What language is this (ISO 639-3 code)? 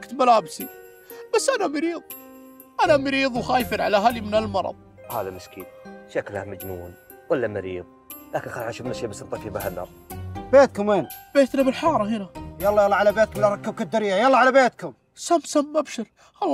ara